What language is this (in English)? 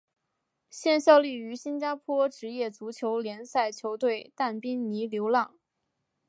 Chinese